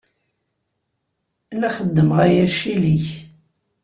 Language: Kabyle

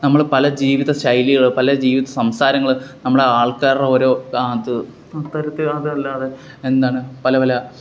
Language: Malayalam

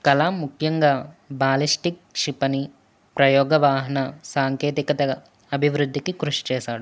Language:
Telugu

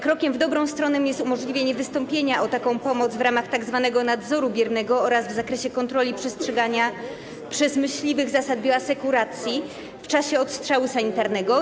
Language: Polish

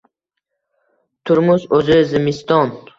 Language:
Uzbek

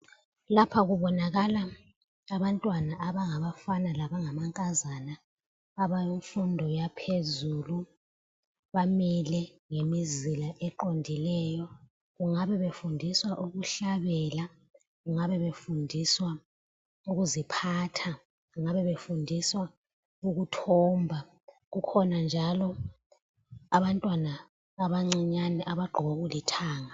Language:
North Ndebele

